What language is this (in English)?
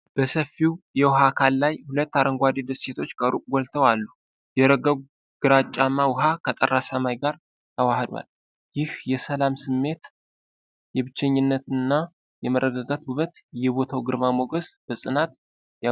Amharic